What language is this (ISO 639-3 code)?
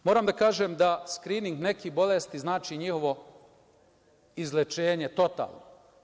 srp